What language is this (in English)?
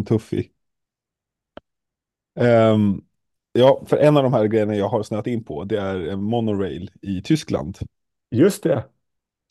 Swedish